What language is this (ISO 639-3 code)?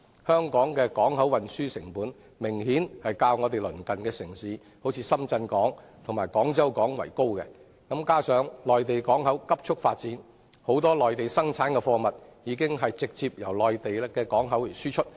yue